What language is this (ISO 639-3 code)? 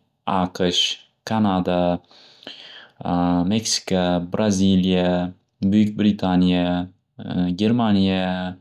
uzb